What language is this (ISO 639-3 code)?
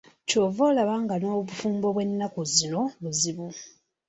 lug